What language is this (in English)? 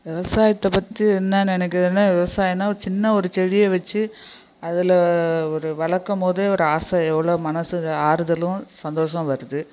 Tamil